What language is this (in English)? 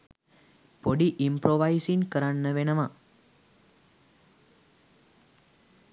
Sinhala